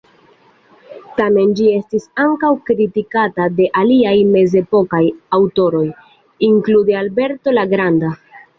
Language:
Esperanto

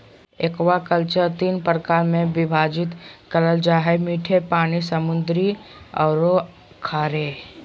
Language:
Magahi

